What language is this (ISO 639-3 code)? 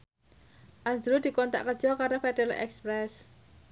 jav